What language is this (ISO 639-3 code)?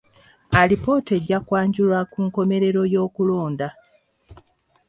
lug